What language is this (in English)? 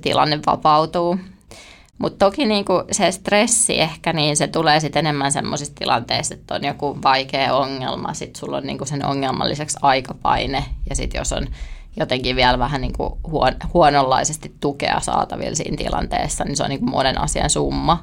Finnish